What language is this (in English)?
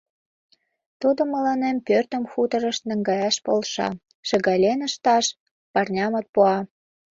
Mari